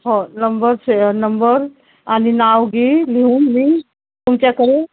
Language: Marathi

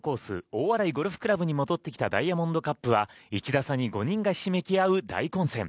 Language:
Japanese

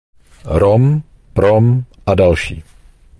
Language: Czech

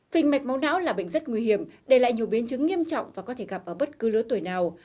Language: Vietnamese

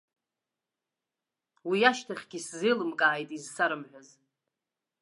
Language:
Abkhazian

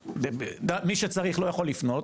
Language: Hebrew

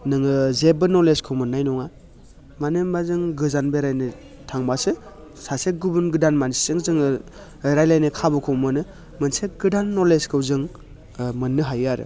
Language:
Bodo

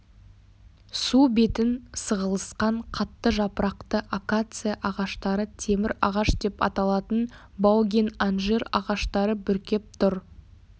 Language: Kazakh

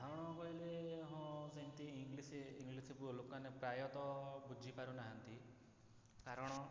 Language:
Odia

